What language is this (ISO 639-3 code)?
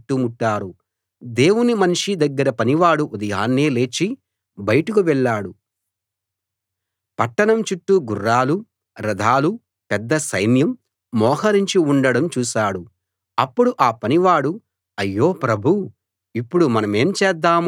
tel